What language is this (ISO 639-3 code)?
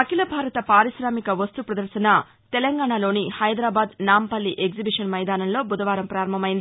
tel